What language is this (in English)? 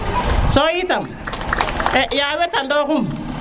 Serer